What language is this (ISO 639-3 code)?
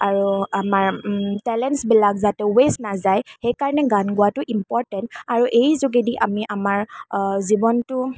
asm